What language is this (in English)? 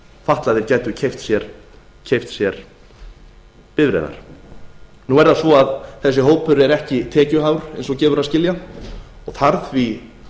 Icelandic